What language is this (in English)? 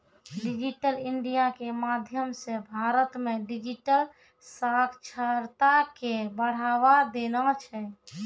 Maithili